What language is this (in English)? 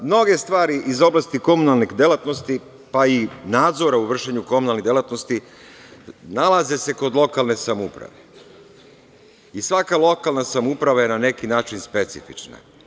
Serbian